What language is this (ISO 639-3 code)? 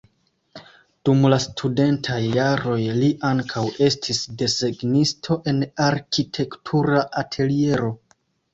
epo